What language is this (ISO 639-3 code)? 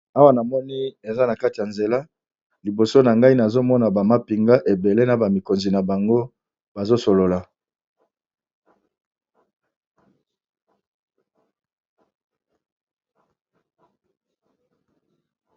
lin